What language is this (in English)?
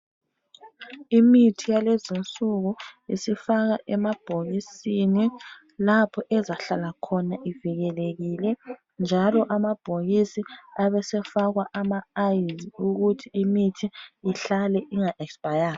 North Ndebele